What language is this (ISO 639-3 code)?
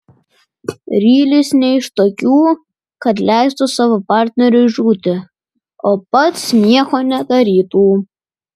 lit